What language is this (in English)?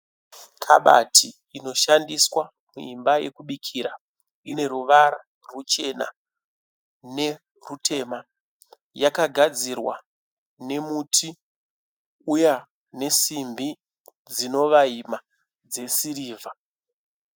Shona